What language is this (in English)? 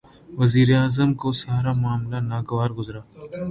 Urdu